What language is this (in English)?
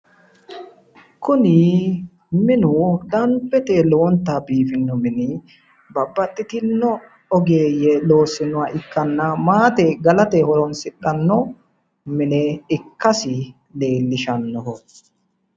Sidamo